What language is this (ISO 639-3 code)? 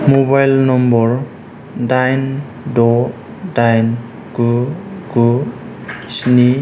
brx